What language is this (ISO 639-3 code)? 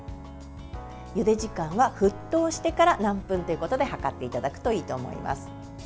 jpn